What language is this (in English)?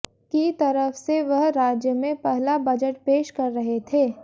Hindi